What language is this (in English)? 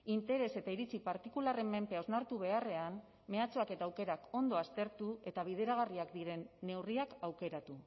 Basque